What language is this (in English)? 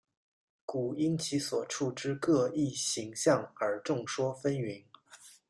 Chinese